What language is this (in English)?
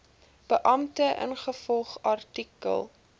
Afrikaans